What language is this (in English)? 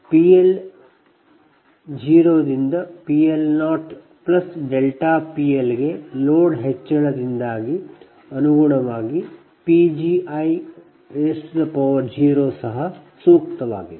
Kannada